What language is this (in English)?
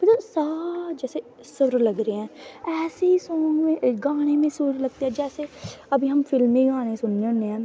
Dogri